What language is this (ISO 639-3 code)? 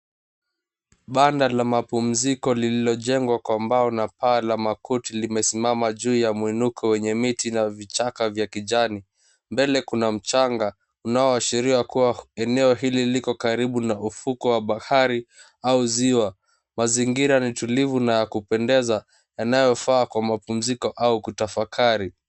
swa